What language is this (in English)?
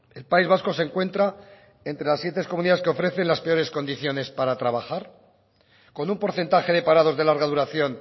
Spanish